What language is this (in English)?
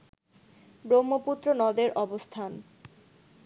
Bangla